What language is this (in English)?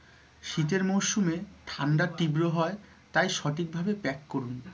Bangla